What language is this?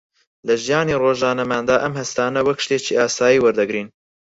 Central Kurdish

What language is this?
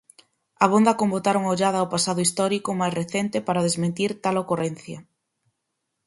Galician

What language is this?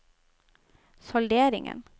Norwegian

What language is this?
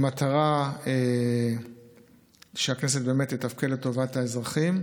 Hebrew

